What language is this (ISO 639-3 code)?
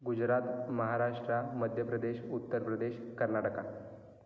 mar